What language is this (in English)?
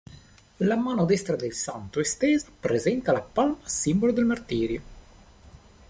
Italian